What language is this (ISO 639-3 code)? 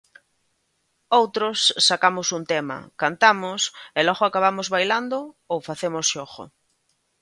glg